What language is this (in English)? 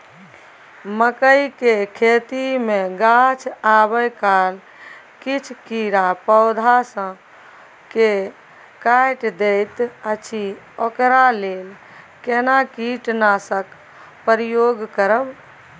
Maithili